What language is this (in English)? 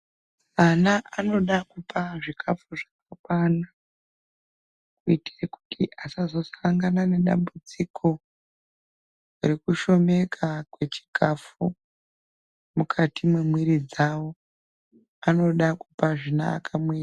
Ndau